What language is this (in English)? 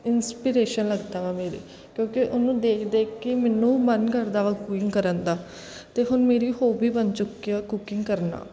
Punjabi